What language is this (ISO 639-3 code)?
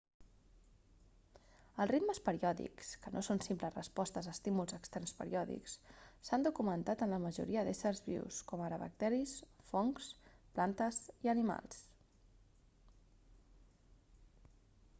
cat